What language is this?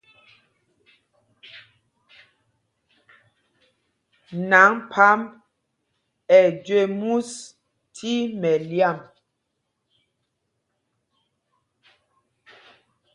Mpumpong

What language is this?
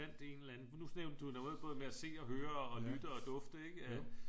Danish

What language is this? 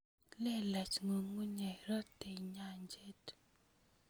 Kalenjin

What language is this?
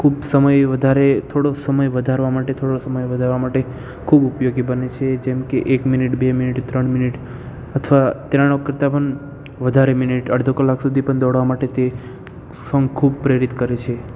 Gujarati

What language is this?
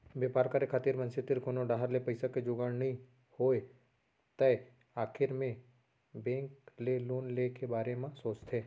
Chhattisgarhi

